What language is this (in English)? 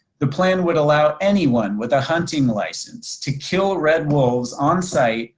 English